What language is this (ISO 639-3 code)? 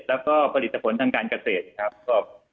tha